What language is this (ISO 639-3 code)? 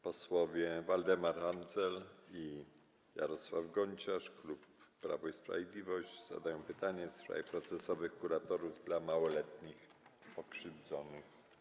pol